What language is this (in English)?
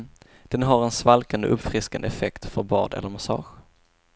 Swedish